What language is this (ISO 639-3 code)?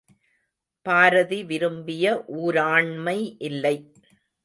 tam